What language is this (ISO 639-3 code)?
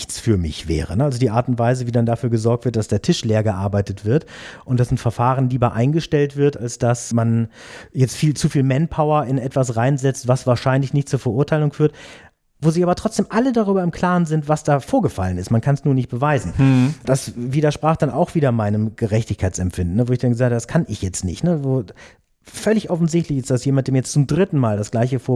deu